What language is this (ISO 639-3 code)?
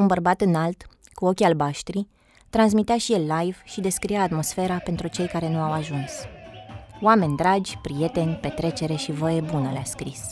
ron